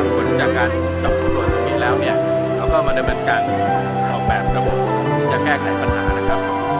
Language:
Thai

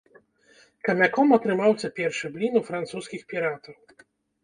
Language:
Belarusian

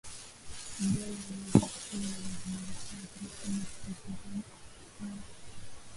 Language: Swahili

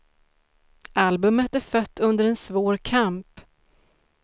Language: Swedish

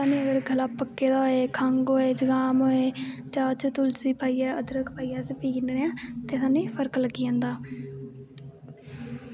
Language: Dogri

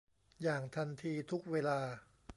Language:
Thai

